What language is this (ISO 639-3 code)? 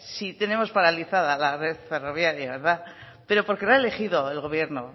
spa